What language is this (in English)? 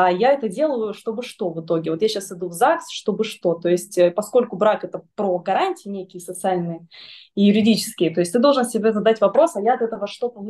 Russian